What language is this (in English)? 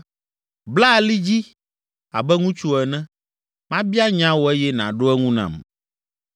Ewe